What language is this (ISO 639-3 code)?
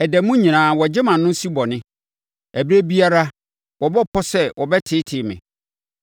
aka